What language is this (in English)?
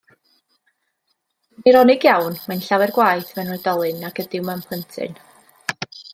Welsh